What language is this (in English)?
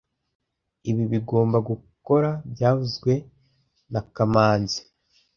Kinyarwanda